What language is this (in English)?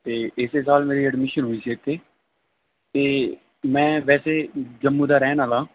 Punjabi